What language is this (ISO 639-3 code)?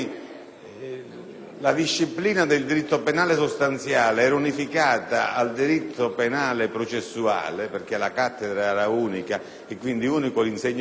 ita